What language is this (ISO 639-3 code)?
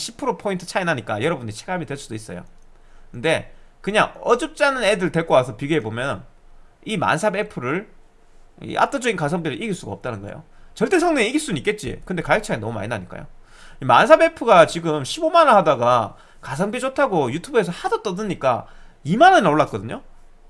kor